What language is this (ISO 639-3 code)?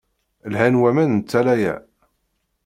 kab